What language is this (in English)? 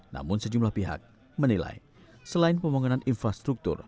Indonesian